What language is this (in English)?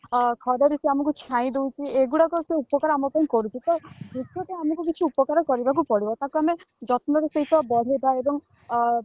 Odia